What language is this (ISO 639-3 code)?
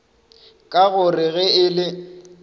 nso